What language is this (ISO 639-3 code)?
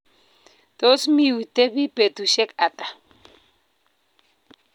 kln